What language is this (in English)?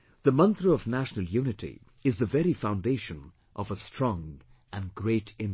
English